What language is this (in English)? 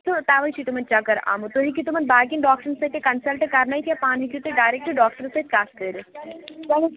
Kashmiri